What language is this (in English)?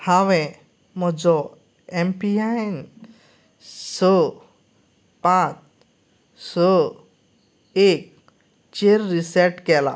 Konkani